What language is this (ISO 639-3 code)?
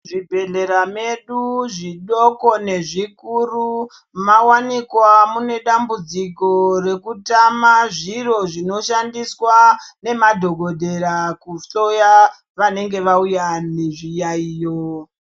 ndc